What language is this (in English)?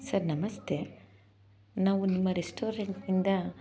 Kannada